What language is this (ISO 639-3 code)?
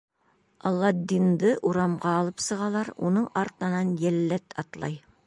bak